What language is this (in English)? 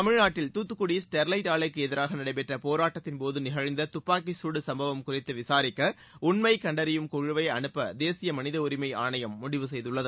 Tamil